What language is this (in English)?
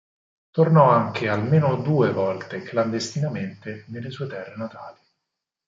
Italian